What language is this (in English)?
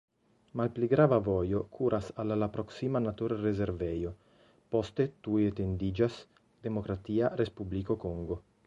Esperanto